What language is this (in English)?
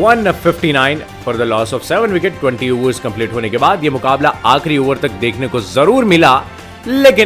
Hindi